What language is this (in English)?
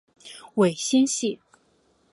Chinese